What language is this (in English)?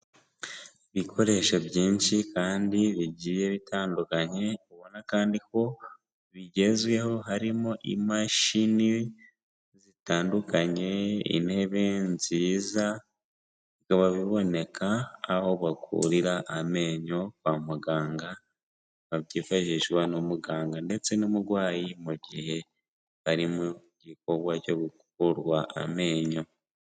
Kinyarwanda